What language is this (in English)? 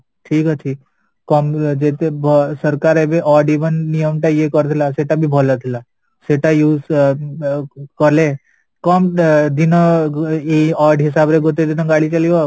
Odia